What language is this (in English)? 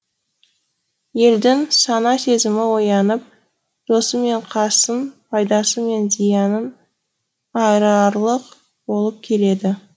Kazakh